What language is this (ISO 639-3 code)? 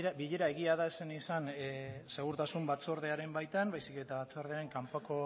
eus